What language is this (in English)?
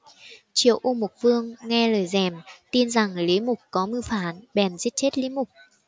Vietnamese